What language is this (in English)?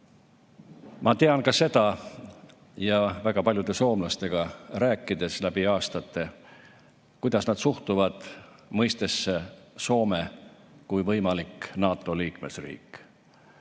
Estonian